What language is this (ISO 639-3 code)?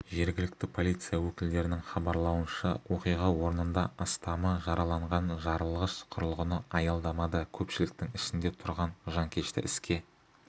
kaz